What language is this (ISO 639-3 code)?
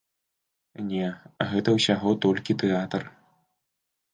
bel